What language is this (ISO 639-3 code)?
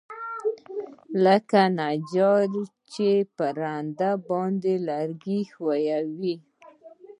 pus